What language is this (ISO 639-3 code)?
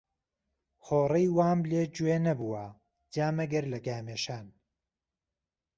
ckb